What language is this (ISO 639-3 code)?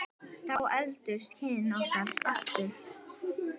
isl